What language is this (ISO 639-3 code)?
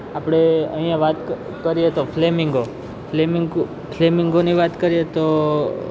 guj